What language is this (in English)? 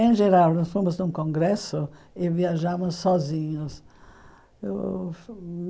Portuguese